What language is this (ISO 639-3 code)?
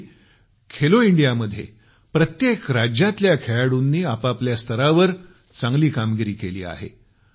mar